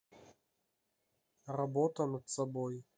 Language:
Russian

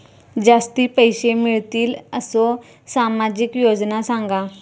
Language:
Marathi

